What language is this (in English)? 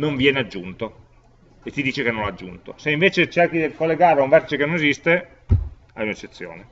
Italian